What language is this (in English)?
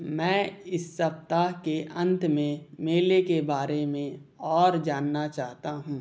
Hindi